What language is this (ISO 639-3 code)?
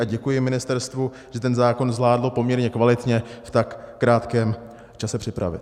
ces